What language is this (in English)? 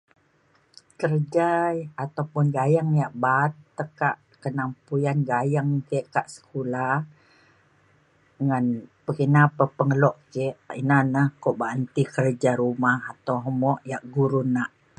Mainstream Kenyah